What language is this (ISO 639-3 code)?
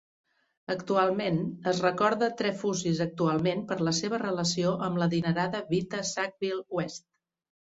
cat